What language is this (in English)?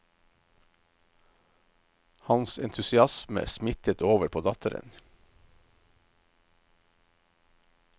Norwegian